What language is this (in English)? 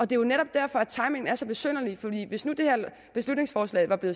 Danish